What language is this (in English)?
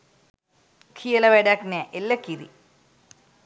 Sinhala